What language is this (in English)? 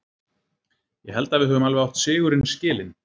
Icelandic